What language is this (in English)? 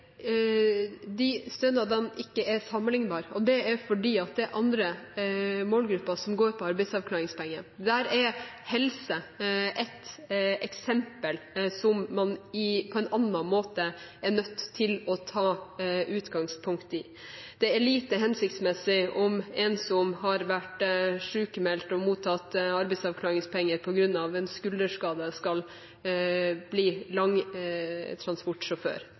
Norwegian Bokmål